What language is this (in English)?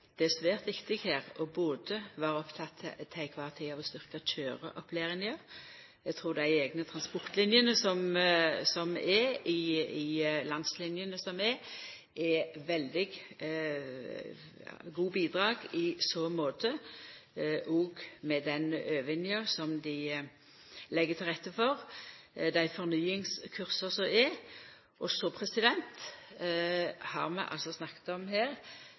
Norwegian Nynorsk